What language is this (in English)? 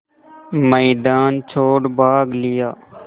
Hindi